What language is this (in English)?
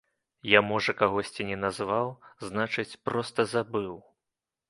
Belarusian